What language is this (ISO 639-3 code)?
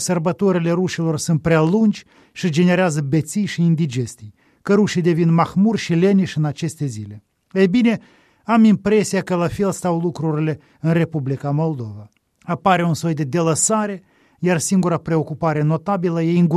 ron